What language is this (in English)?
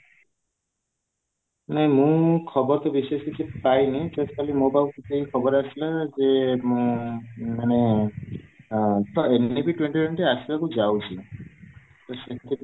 Odia